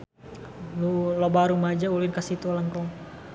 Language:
Sundanese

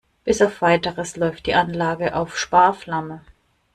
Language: German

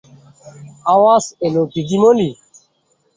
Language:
Bangla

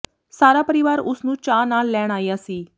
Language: Punjabi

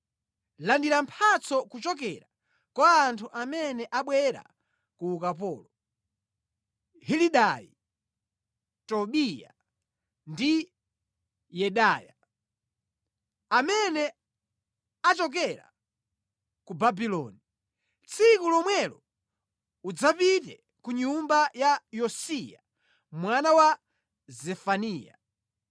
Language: Nyanja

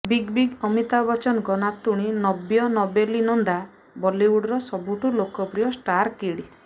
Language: Odia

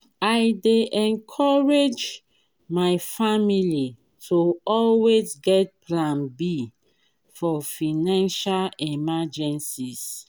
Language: Nigerian Pidgin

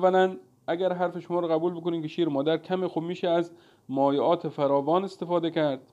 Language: Persian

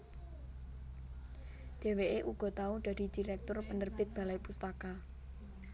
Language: Javanese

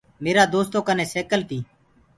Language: Gurgula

